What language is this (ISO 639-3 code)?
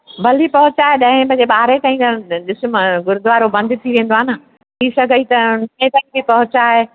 snd